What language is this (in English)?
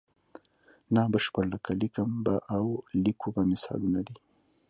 Pashto